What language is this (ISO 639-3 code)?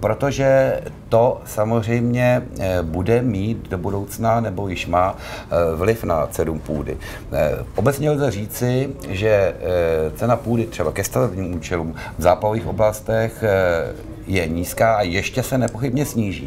ces